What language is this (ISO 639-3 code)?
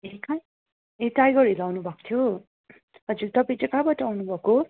nep